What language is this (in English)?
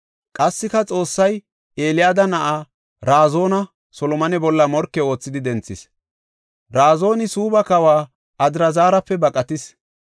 Gofa